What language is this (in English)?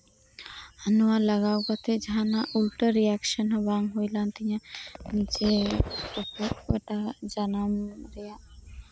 Santali